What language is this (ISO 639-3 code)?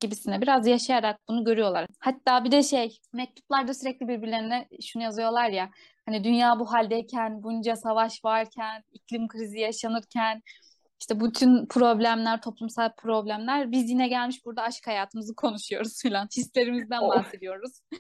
tur